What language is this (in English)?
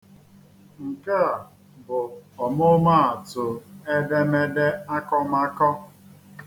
Igbo